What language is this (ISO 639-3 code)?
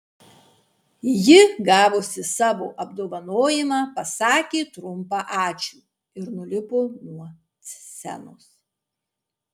lit